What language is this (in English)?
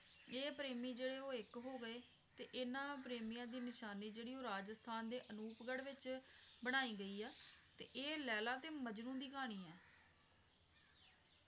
Punjabi